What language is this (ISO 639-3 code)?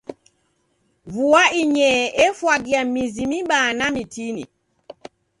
dav